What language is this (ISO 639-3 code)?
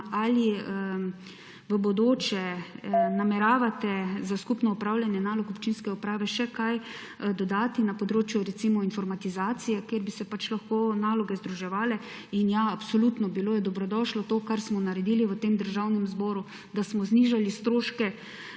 slv